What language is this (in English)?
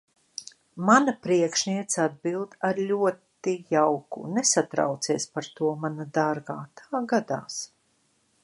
Latvian